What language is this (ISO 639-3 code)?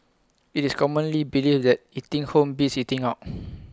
eng